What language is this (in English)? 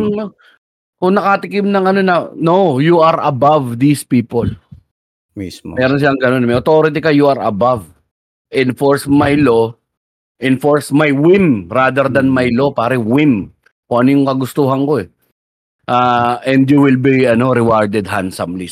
Filipino